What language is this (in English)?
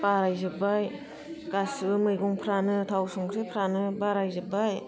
Bodo